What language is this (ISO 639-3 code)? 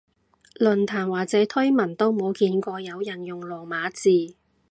yue